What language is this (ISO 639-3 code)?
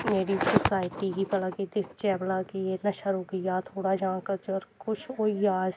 doi